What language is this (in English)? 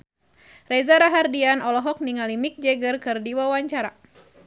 Sundanese